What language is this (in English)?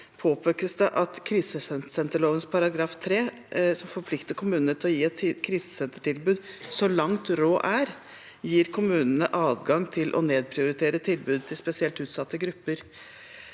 Norwegian